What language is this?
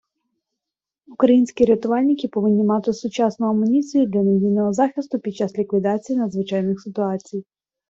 Ukrainian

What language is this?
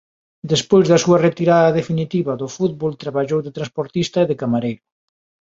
Galician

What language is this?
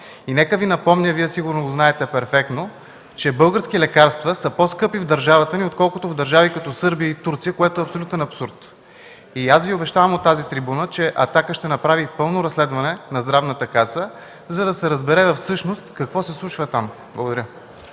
Bulgarian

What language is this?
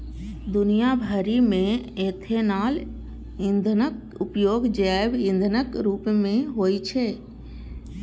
Maithili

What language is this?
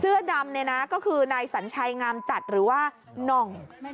Thai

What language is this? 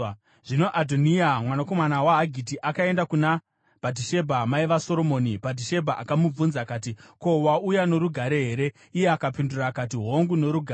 Shona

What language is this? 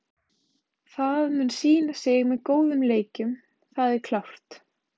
Icelandic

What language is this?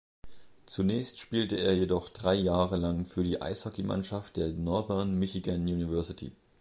German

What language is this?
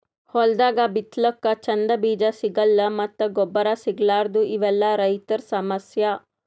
Kannada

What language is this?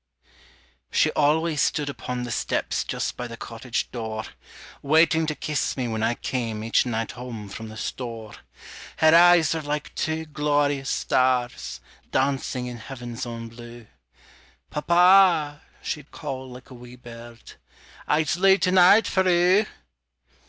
English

